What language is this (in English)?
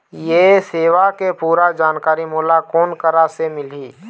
Chhattisgarhi